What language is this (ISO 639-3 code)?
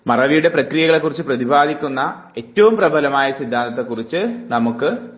mal